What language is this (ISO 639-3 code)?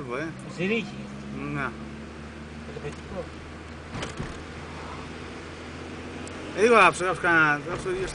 ell